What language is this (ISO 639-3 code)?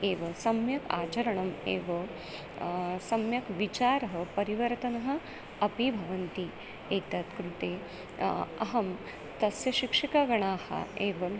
san